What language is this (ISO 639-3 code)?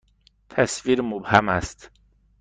fas